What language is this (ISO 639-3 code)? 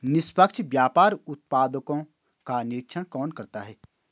hin